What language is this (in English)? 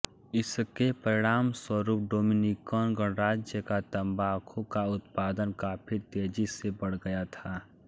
Hindi